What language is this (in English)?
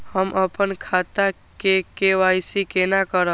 Maithili